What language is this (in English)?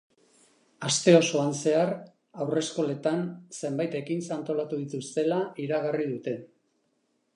Basque